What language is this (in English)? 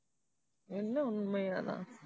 Tamil